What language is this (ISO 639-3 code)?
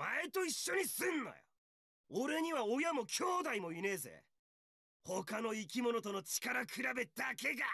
jpn